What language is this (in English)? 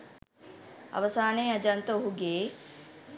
Sinhala